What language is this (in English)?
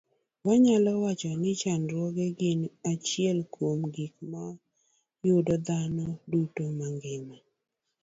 Luo (Kenya and Tanzania)